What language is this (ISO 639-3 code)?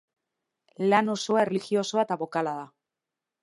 eus